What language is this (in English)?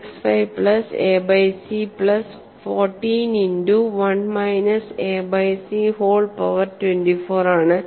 Malayalam